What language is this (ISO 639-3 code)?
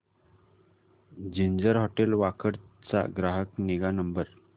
mar